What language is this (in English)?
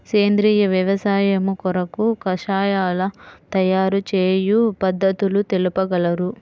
Telugu